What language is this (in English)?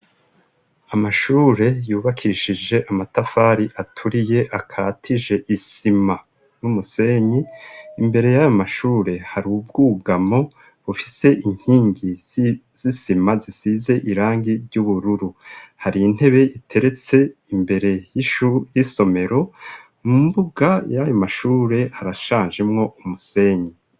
Rundi